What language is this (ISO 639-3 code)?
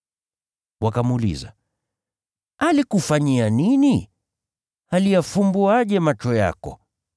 swa